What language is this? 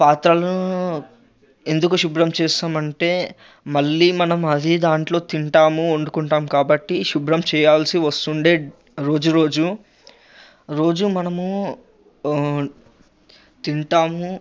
Telugu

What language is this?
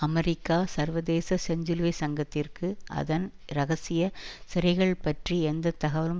Tamil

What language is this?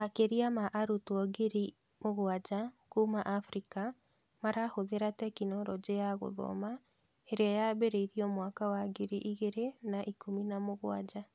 Kikuyu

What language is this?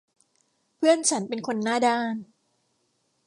Thai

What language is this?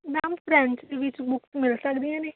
Punjabi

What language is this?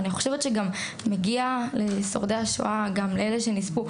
Hebrew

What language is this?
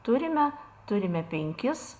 Lithuanian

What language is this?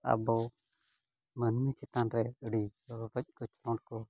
Santali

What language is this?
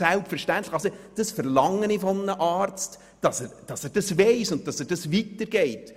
Swiss German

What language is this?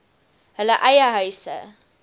Afrikaans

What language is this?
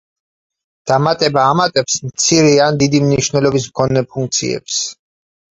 Georgian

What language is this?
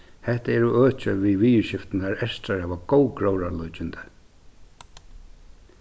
Faroese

